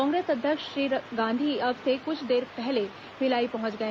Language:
Hindi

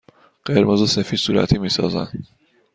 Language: Persian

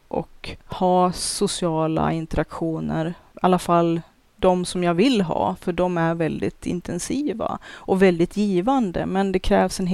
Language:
Swedish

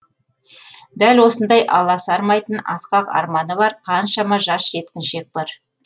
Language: Kazakh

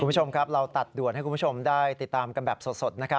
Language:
Thai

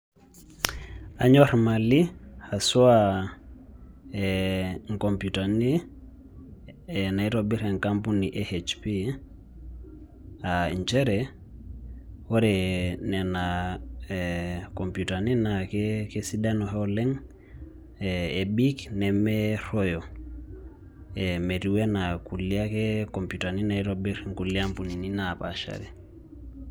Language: Masai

